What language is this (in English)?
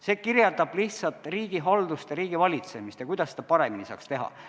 Estonian